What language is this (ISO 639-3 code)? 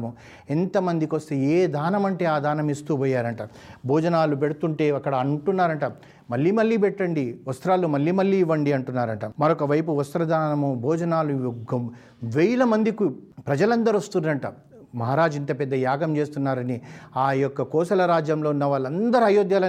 tel